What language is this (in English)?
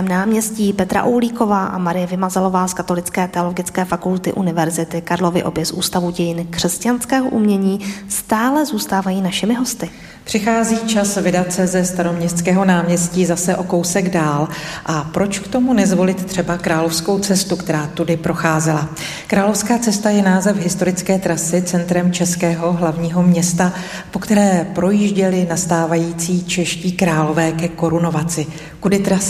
Czech